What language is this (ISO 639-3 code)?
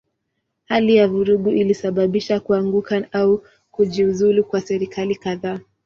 swa